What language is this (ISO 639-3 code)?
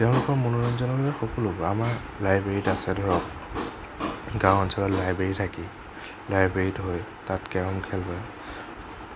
asm